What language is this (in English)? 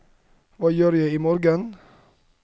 Norwegian